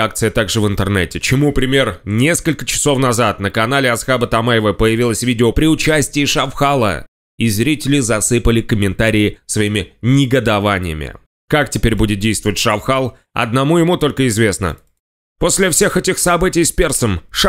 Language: Russian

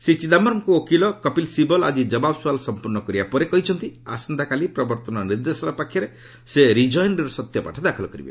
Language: Odia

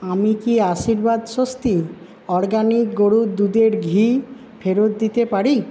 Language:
Bangla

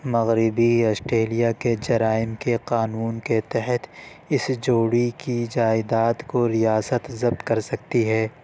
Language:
Urdu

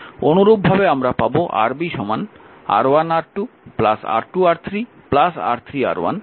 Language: Bangla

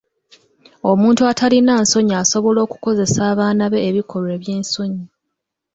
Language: Ganda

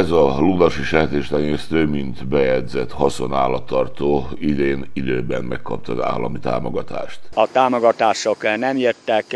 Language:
Hungarian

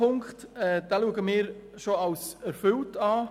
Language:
Swiss German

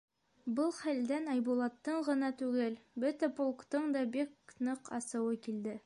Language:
Bashkir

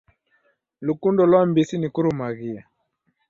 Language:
Taita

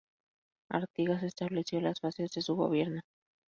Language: Spanish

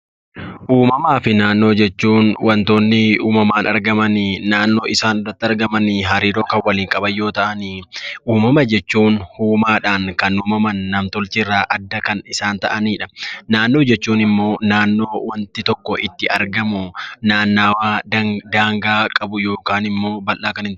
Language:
Oromo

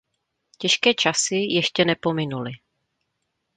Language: Czech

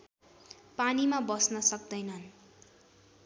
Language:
Nepali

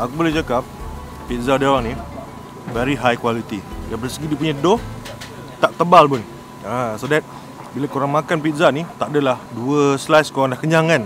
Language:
Malay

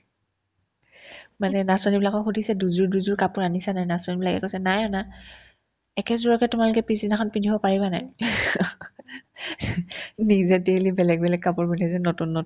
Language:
Assamese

